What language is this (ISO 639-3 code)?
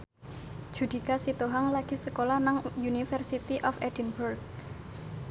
jav